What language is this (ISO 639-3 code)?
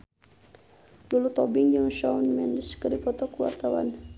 sun